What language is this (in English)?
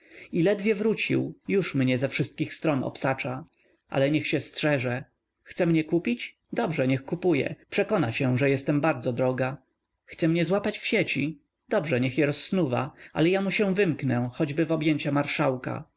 Polish